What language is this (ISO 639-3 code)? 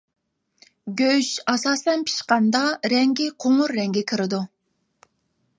uig